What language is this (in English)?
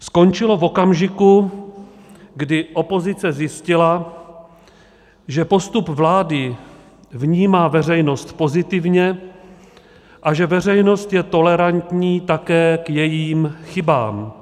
Czech